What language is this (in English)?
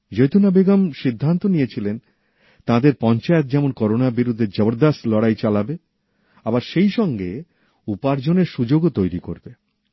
Bangla